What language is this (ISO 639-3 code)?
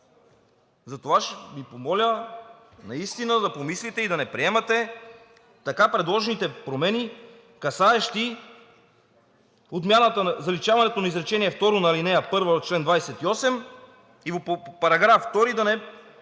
bul